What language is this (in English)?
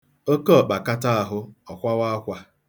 Igbo